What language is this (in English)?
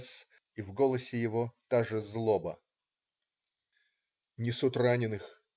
Russian